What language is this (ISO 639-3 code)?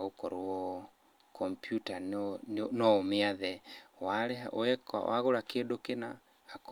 kik